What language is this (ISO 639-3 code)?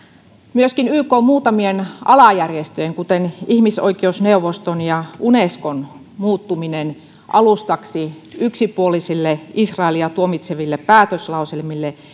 fin